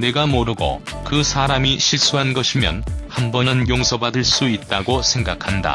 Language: Korean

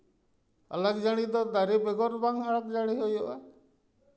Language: Santali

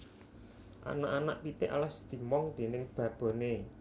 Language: Javanese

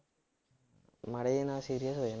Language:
Punjabi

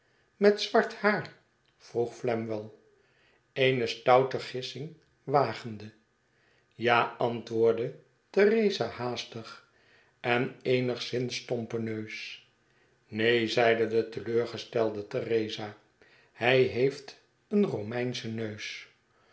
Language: Dutch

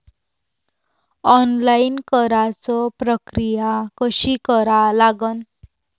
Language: Marathi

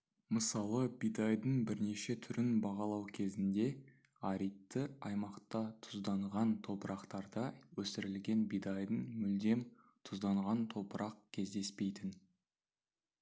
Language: Kazakh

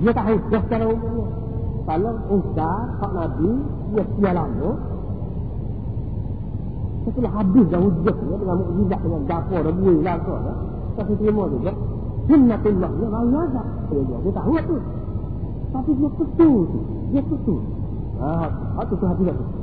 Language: Malay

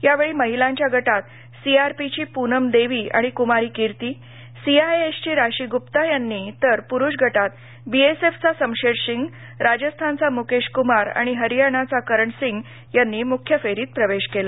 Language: Marathi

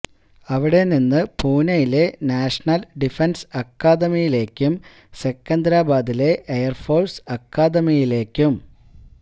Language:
Malayalam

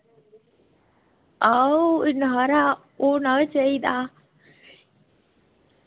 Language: Dogri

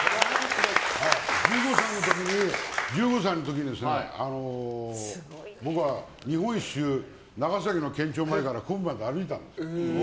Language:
Japanese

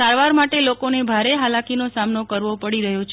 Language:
Gujarati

